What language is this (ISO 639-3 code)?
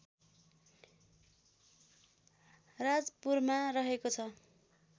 nep